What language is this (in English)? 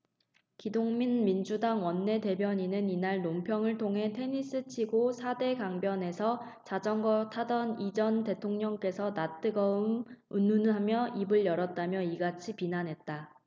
Korean